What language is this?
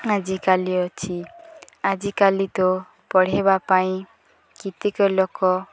Odia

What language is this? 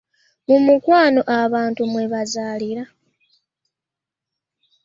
Ganda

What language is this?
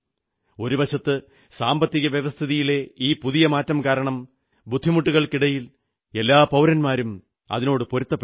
Malayalam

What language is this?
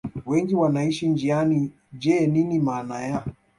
Swahili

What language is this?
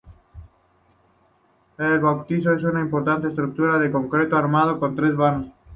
Spanish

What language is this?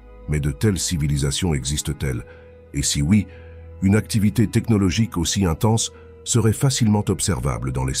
French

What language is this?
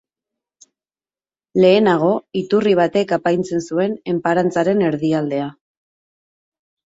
Basque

